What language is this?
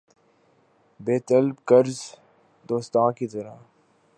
Urdu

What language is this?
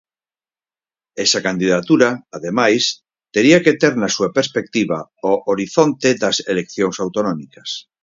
Galician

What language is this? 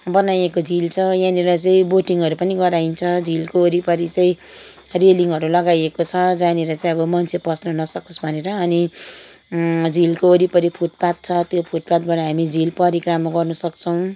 Nepali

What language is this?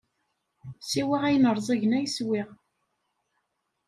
Kabyle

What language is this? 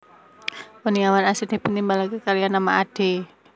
Javanese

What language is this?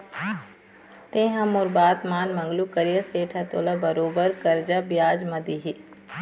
Chhattisgarhi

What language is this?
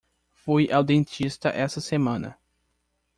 Portuguese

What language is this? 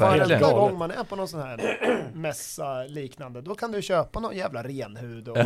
Swedish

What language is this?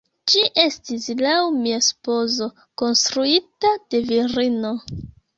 Esperanto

